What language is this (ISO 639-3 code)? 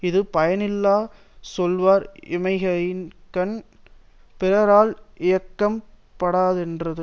tam